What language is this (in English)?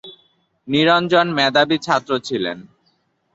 Bangla